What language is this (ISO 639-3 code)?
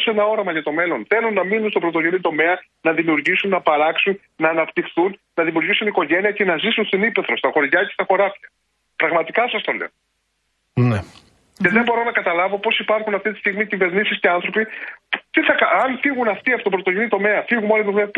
ell